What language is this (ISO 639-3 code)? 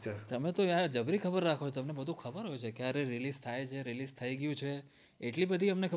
guj